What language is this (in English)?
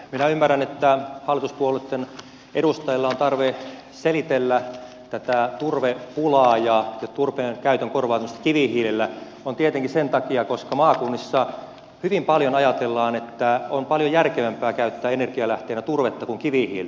Finnish